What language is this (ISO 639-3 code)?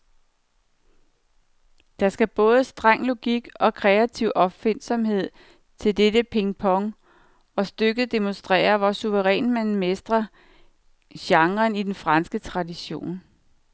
dan